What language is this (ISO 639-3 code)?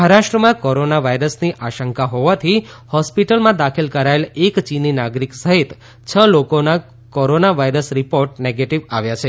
guj